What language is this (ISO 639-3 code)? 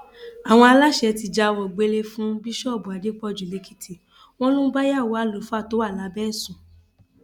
yor